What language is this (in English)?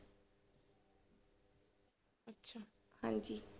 Punjabi